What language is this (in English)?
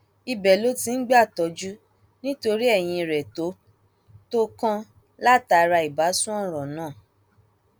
Yoruba